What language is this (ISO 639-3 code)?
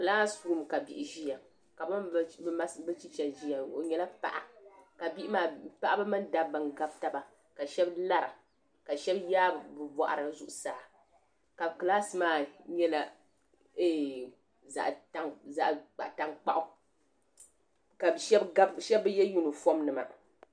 dag